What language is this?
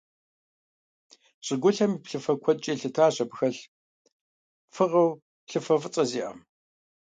Kabardian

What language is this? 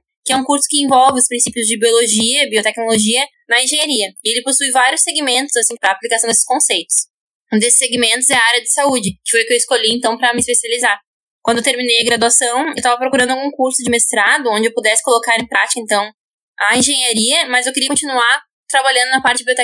Portuguese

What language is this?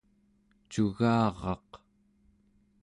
Central Yupik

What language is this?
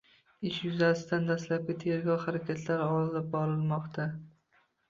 Uzbek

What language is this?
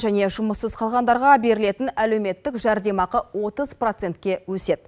Kazakh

